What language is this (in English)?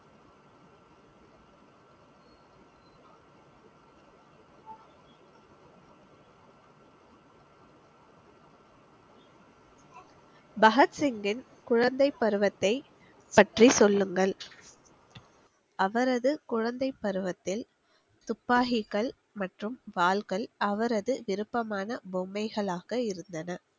Tamil